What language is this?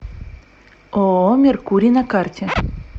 Russian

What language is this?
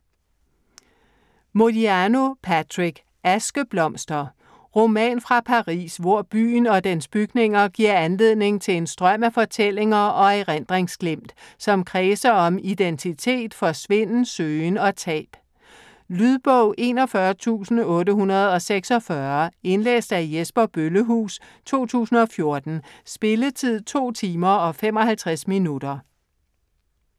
Danish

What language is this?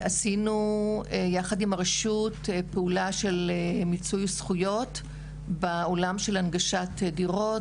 Hebrew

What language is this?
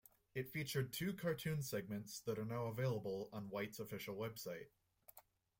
English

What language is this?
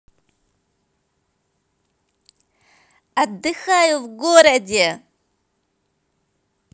Russian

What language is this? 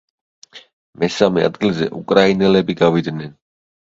Georgian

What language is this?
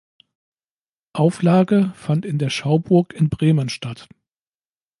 German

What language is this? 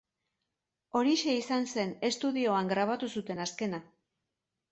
Basque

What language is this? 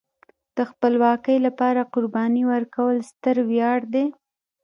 Pashto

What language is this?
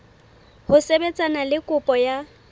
Southern Sotho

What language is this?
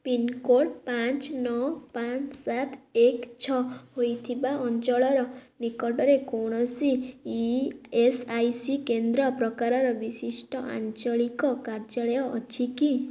Odia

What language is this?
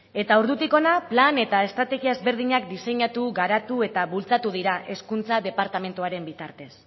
Basque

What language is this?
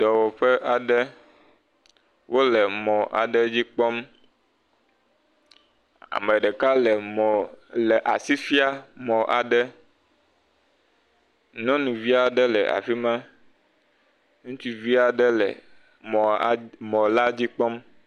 Ewe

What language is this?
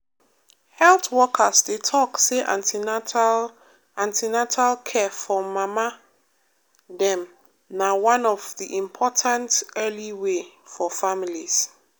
Nigerian Pidgin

